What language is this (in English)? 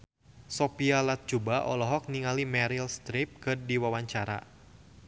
Sundanese